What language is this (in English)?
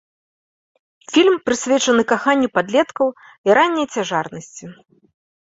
Belarusian